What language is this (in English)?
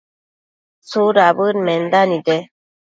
Matsés